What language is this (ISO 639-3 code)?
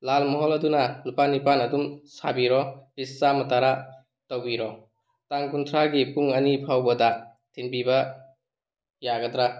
mni